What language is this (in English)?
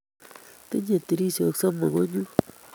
Kalenjin